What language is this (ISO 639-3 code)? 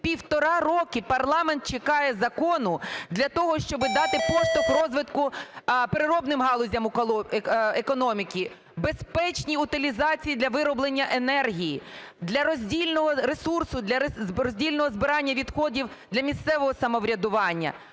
ukr